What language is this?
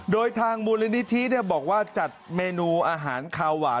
Thai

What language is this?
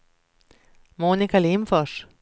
Swedish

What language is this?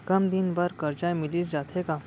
Chhattisgarhi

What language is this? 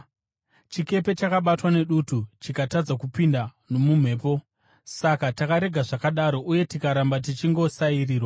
Shona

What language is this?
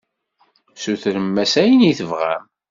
Kabyle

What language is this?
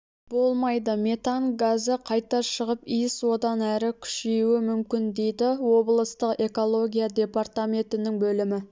Kazakh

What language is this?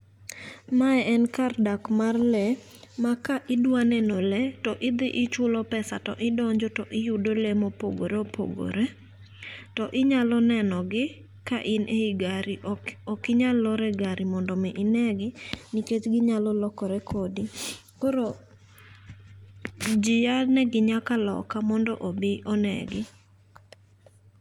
Luo (Kenya and Tanzania)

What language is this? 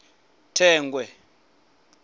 Venda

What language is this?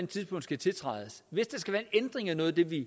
Danish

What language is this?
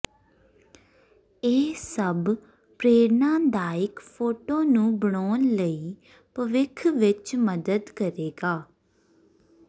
Punjabi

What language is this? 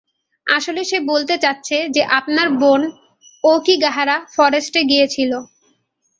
Bangla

